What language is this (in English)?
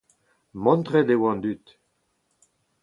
Breton